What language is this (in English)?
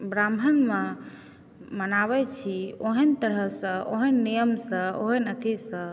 Maithili